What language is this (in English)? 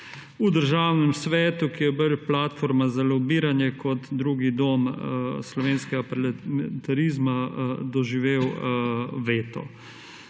Slovenian